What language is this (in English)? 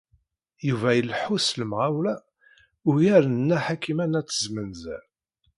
Kabyle